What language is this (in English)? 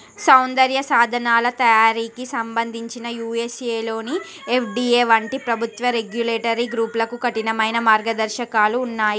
Telugu